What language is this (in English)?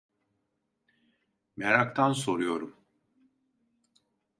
Turkish